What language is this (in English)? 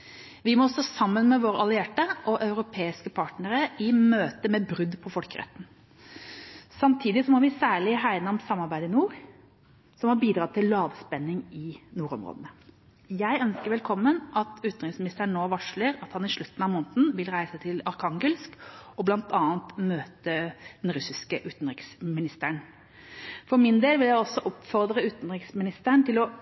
Norwegian Bokmål